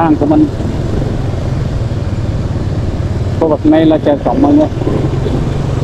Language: Vietnamese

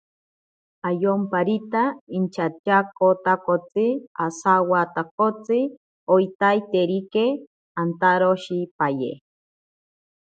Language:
Ashéninka Perené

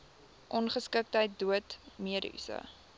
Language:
Afrikaans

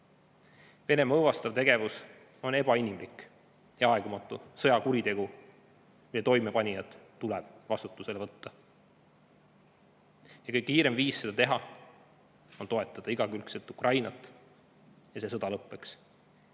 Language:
Estonian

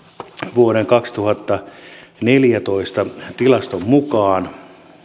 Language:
Finnish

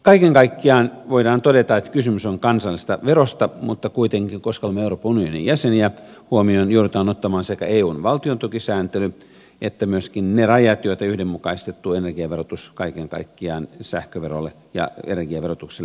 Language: Finnish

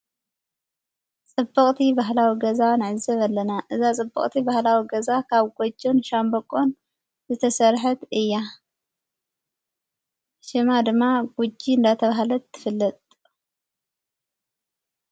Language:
Tigrinya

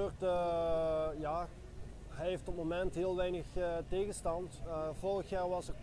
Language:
Dutch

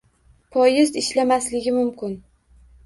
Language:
Uzbek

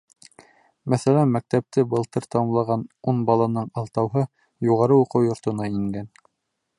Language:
Bashkir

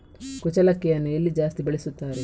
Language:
Kannada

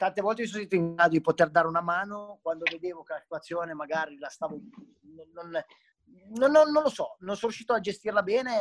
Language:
Italian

